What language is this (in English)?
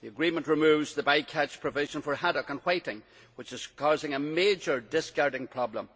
English